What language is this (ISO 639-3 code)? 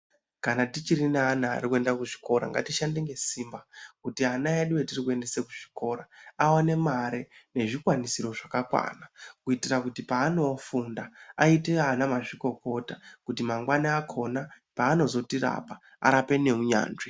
ndc